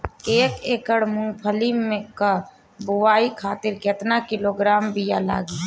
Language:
Bhojpuri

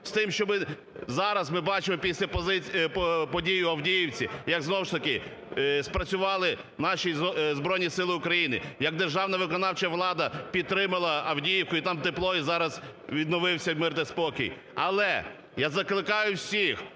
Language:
Ukrainian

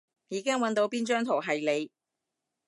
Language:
Cantonese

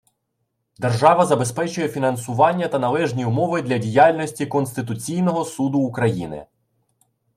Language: Ukrainian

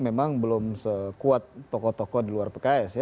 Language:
Indonesian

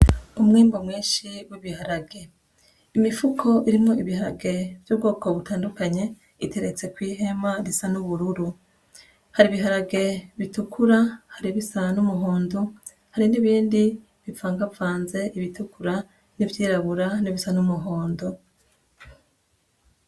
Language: Rundi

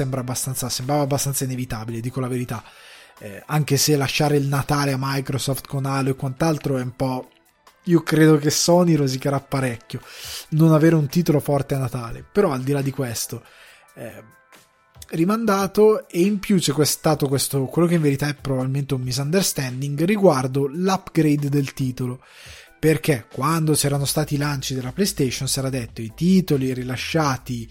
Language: Italian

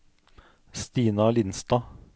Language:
Norwegian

